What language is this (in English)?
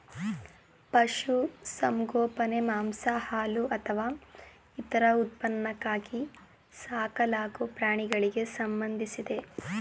Kannada